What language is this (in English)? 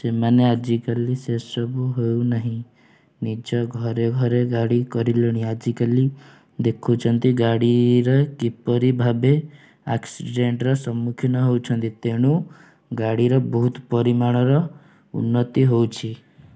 Odia